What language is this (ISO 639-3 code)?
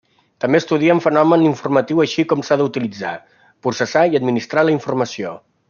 cat